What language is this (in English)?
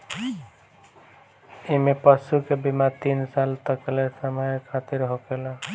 Bhojpuri